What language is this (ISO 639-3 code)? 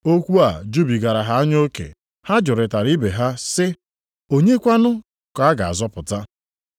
ibo